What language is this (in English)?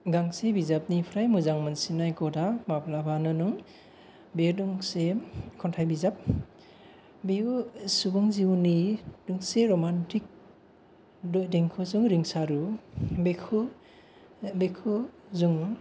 Bodo